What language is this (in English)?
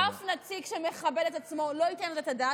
Hebrew